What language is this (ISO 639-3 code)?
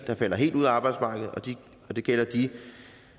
dan